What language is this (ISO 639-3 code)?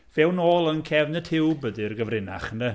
cym